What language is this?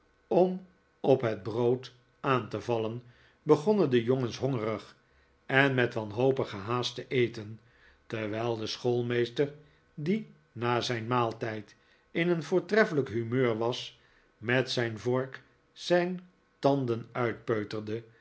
Dutch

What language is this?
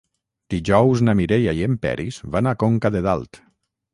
Catalan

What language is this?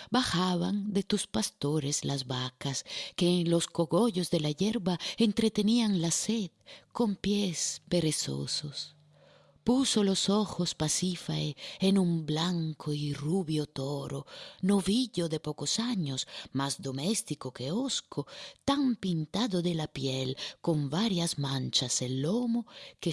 Spanish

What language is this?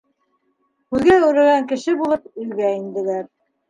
Bashkir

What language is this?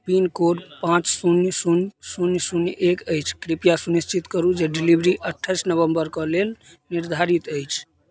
Maithili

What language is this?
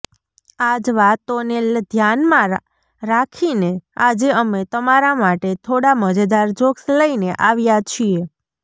Gujarati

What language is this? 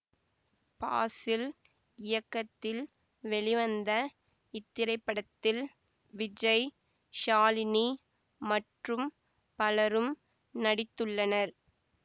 Tamil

